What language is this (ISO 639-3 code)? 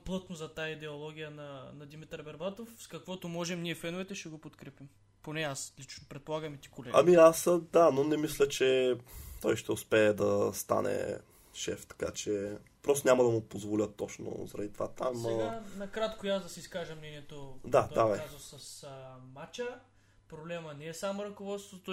bul